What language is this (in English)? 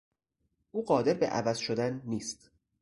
Persian